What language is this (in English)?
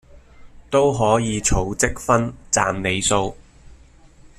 Cantonese